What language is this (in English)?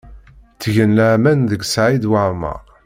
Kabyle